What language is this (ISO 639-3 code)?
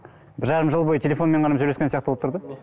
kaz